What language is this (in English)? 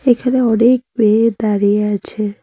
Bangla